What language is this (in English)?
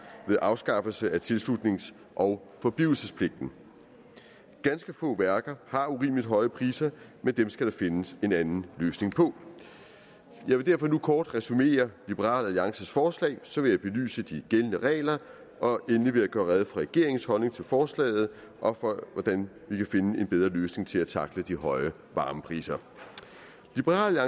Danish